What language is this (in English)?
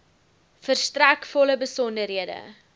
Afrikaans